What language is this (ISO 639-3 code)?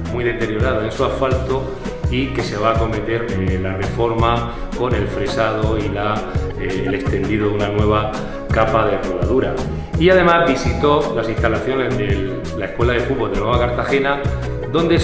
spa